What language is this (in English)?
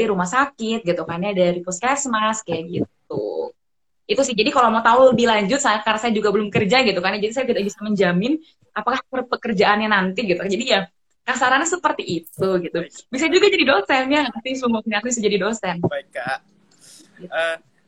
Indonesian